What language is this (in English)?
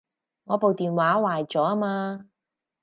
Cantonese